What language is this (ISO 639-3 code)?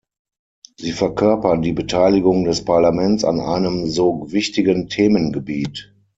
deu